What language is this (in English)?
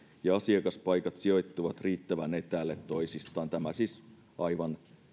Finnish